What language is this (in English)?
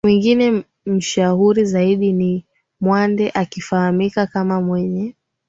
Swahili